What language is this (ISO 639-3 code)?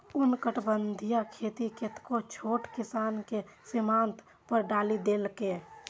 mai